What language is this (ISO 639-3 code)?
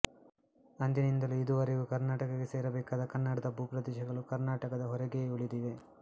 kan